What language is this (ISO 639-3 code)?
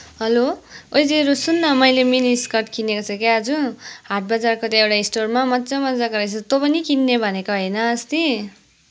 nep